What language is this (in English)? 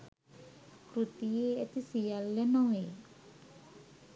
Sinhala